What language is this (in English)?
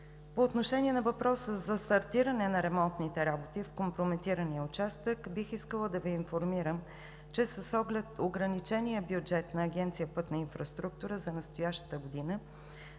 Bulgarian